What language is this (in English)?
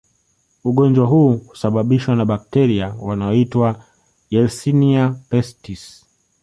Swahili